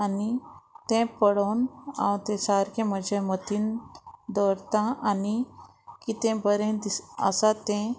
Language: Konkani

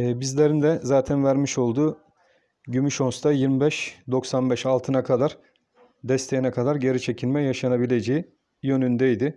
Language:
Turkish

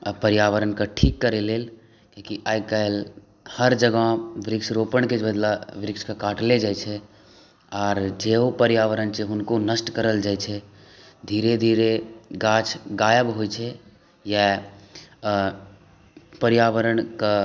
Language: Maithili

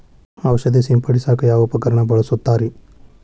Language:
Kannada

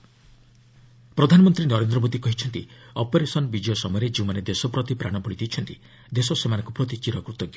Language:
Odia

